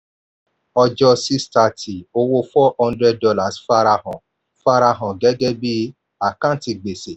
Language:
Yoruba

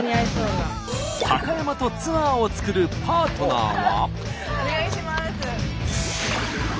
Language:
Japanese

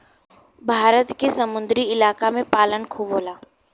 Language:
Bhojpuri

